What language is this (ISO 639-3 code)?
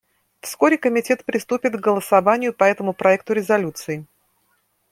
rus